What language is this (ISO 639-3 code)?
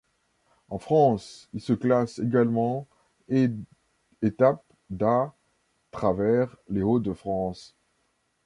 fra